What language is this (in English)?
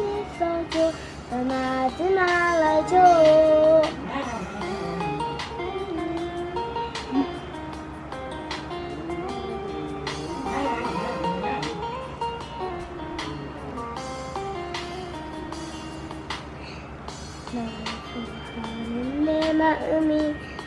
Indonesian